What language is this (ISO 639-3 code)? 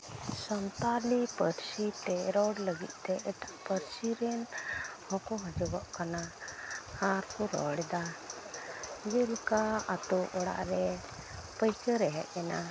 sat